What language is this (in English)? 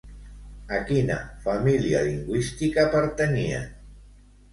Catalan